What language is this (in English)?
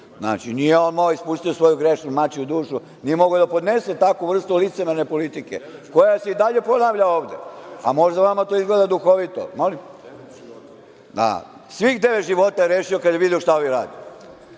Serbian